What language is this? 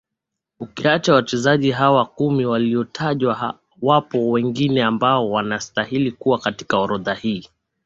Swahili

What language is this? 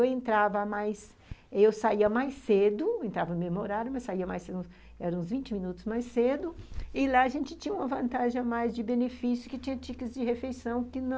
Portuguese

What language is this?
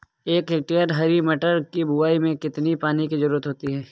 Hindi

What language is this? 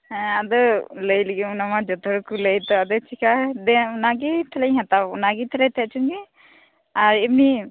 Santali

